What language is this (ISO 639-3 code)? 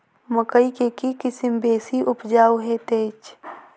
mai